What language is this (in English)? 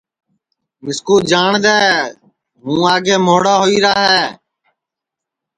Sansi